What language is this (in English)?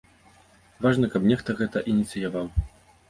Belarusian